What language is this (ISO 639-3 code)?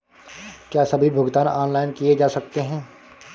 hin